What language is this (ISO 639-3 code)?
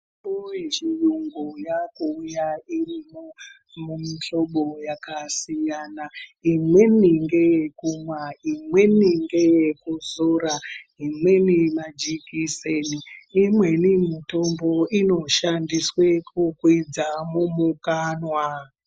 ndc